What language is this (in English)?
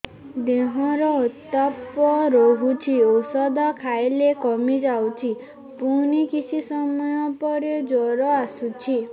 Odia